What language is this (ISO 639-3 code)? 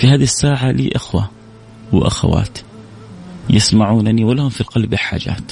ara